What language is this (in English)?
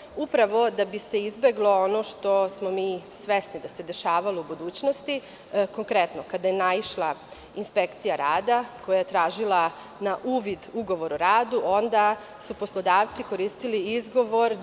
Serbian